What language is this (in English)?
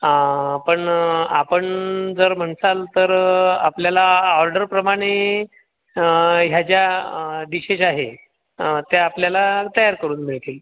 Marathi